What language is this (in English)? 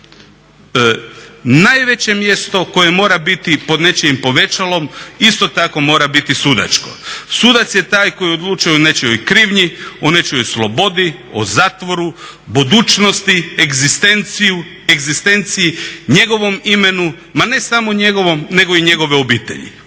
Croatian